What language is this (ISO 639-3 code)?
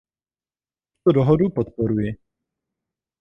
ces